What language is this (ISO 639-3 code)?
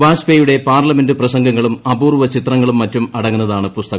mal